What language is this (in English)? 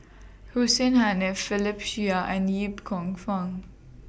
English